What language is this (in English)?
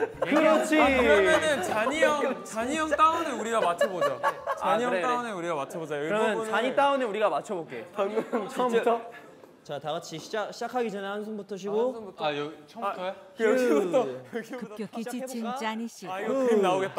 Korean